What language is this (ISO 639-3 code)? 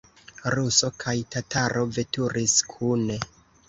epo